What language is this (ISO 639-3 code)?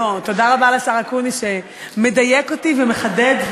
heb